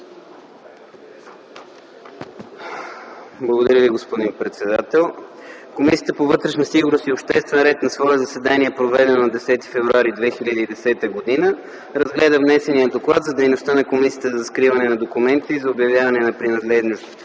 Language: Bulgarian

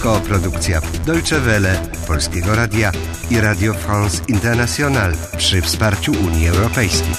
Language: Polish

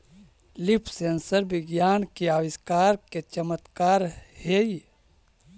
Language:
Magahi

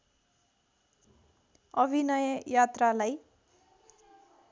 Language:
Nepali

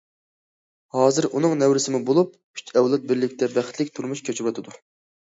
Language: Uyghur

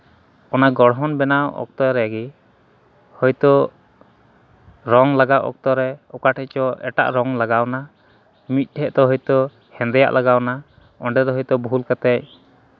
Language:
Santali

